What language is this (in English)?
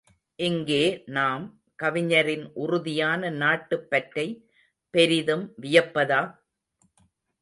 Tamil